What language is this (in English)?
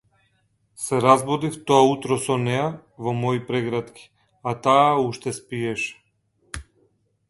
Macedonian